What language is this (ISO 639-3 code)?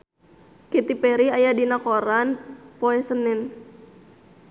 sun